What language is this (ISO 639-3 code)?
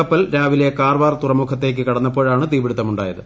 mal